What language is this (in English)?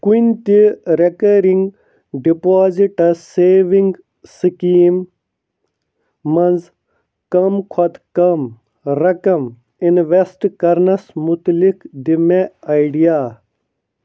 Kashmiri